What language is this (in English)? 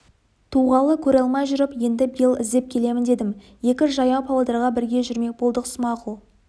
Kazakh